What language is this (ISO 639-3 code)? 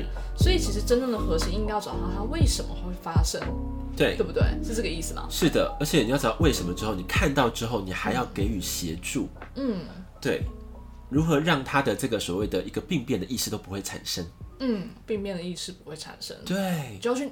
zho